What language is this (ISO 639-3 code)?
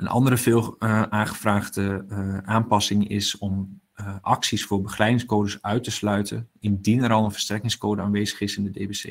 nld